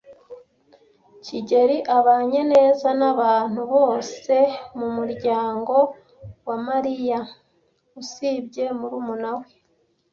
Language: Kinyarwanda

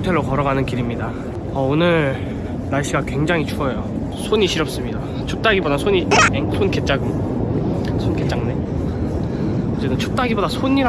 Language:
Korean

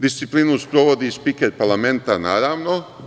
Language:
Serbian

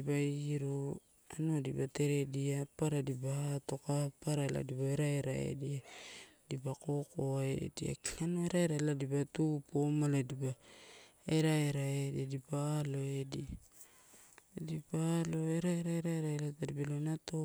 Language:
Torau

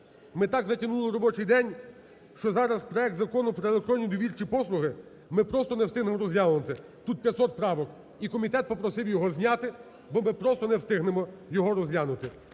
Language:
Ukrainian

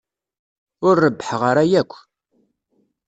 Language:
Kabyle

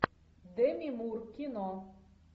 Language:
Russian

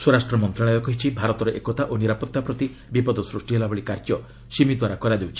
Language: Odia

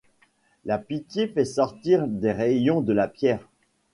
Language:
French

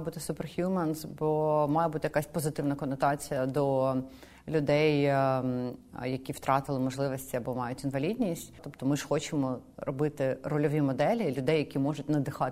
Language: Ukrainian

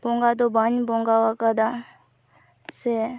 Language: Santali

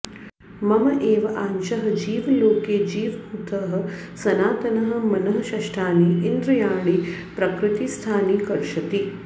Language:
Sanskrit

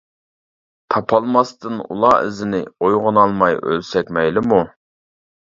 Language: Uyghur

